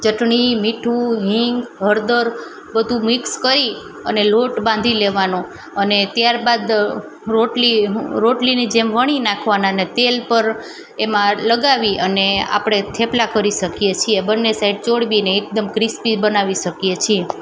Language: Gujarati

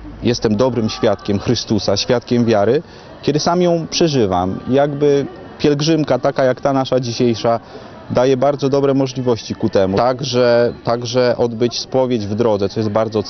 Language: Polish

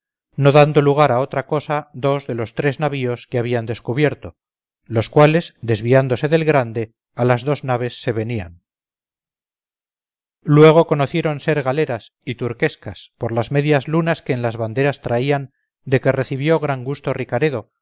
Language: Spanish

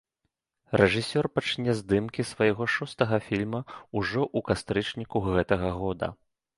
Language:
Belarusian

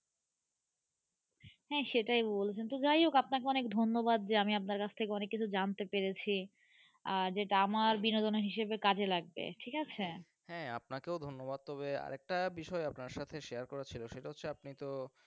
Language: Bangla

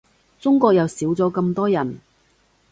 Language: Cantonese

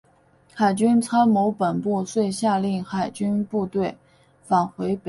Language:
Chinese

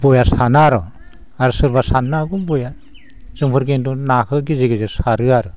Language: Bodo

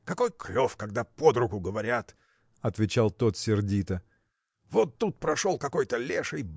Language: Russian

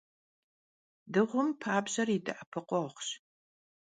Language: Kabardian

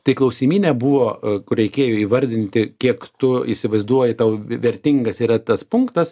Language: Lithuanian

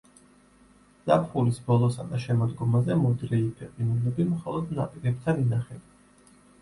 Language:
Georgian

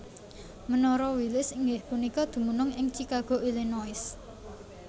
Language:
Javanese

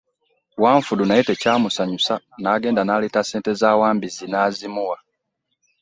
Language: Ganda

